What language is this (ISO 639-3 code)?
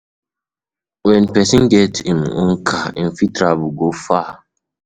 pcm